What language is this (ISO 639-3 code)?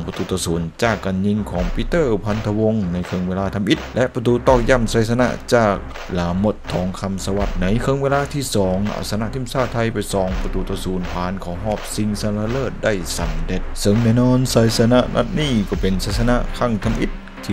tha